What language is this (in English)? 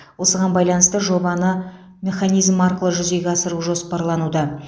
Kazakh